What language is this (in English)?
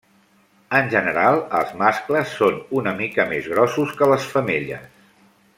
Catalan